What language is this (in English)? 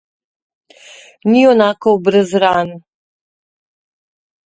Slovenian